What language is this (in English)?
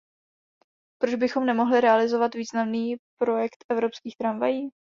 Czech